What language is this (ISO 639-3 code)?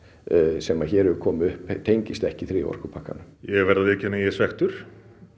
isl